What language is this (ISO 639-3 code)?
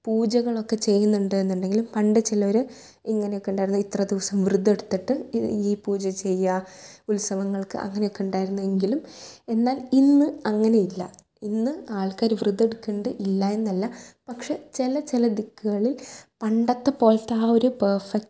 mal